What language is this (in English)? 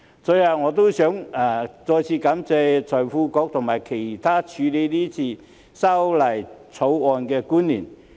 Cantonese